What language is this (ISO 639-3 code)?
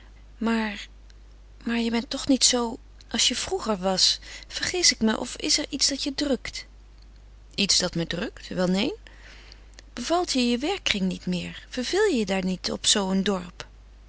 nld